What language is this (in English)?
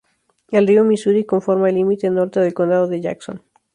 Spanish